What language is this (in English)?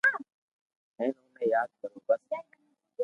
Loarki